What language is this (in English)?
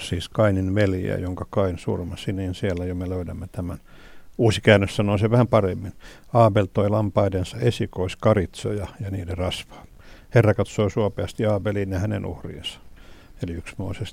Finnish